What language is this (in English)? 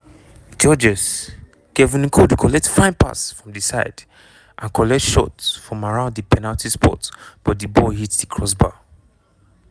Nigerian Pidgin